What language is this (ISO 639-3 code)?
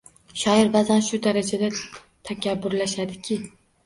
uzb